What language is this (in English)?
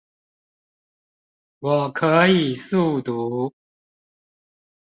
Chinese